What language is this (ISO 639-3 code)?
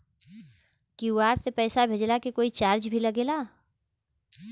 bho